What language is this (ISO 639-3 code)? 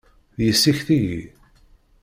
kab